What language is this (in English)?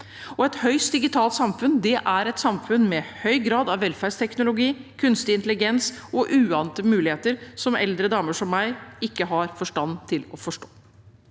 Norwegian